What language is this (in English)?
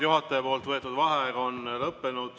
Estonian